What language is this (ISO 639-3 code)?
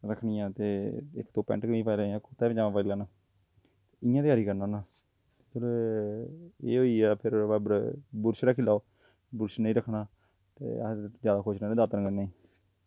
doi